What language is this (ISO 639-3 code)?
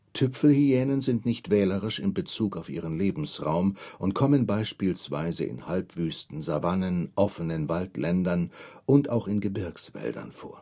deu